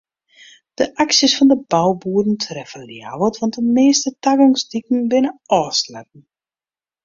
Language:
Western Frisian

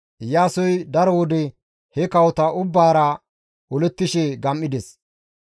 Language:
Gamo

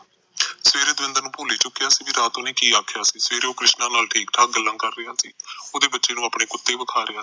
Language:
Punjabi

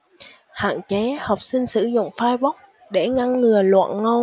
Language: Vietnamese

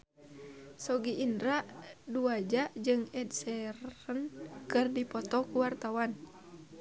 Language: Sundanese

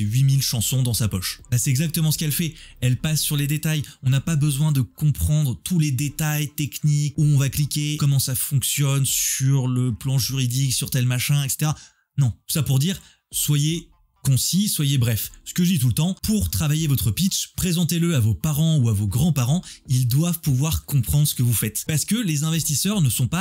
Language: French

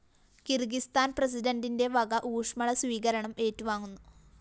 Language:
Malayalam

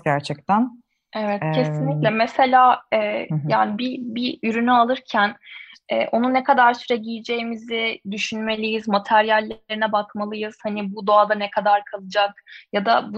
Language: Turkish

